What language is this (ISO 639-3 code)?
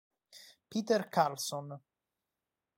ita